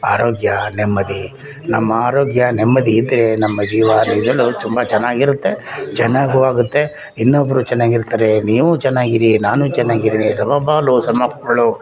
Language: Kannada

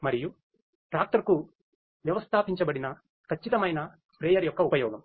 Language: Telugu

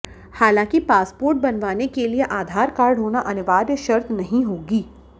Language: Hindi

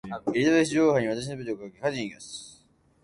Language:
Japanese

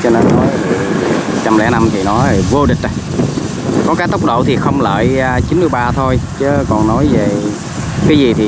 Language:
Vietnamese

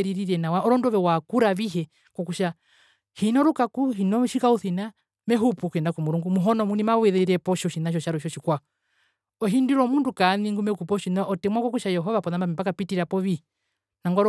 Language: Herero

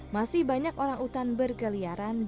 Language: Indonesian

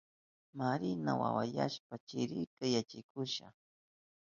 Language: Southern Pastaza Quechua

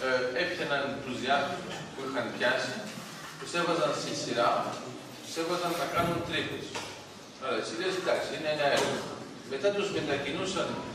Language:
Greek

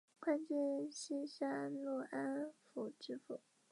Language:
Chinese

